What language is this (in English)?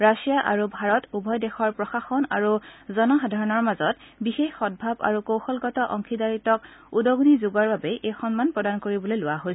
Assamese